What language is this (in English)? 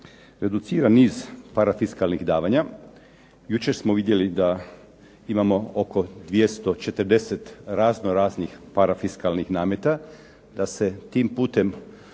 Croatian